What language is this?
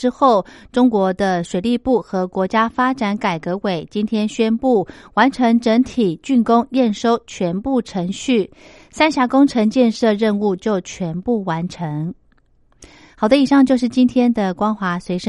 Chinese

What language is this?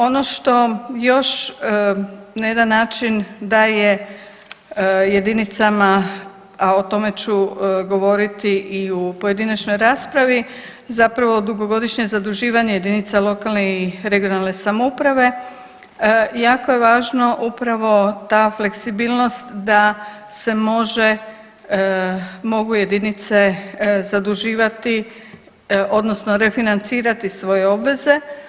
Croatian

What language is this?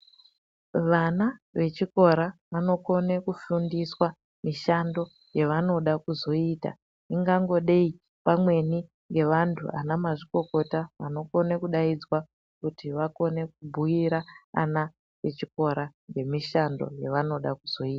Ndau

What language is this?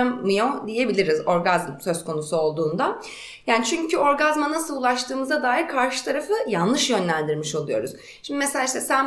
Turkish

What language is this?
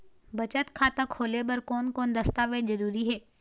Chhattisgarhi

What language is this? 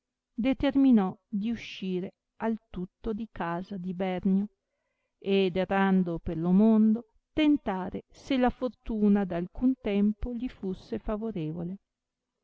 Italian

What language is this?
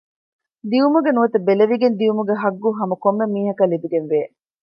Divehi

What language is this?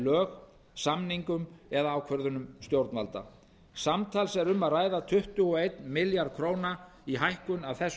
Icelandic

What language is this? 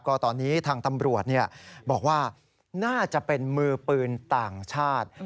Thai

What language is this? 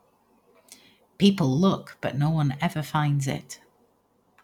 English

